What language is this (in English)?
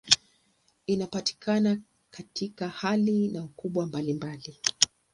Swahili